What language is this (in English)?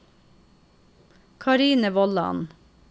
Norwegian